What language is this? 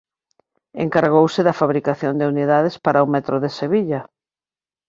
Galician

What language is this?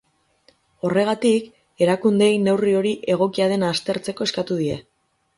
Basque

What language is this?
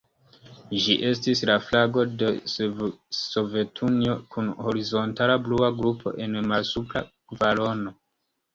Esperanto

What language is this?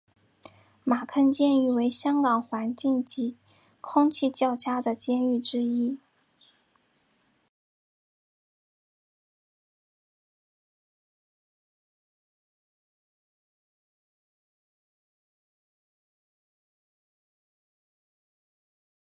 Chinese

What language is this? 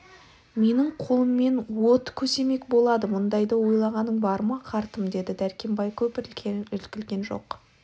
Kazakh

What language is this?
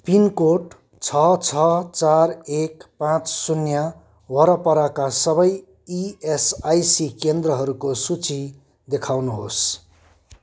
Nepali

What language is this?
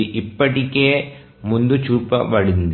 Telugu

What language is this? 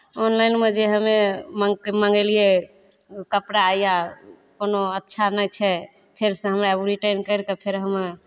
Maithili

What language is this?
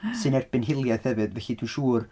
Welsh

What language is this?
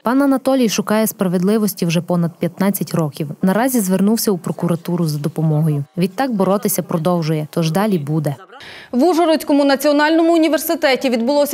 Ukrainian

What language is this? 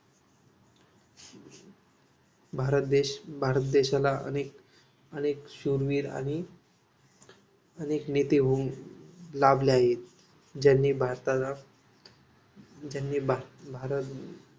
Marathi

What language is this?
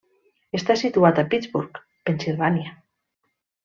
Catalan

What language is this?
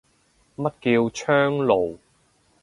Cantonese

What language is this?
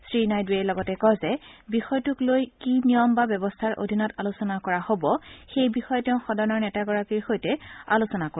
Assamese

